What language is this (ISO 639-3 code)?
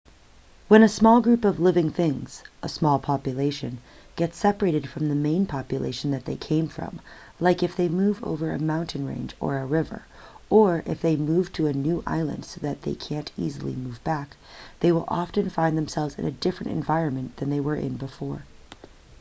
eng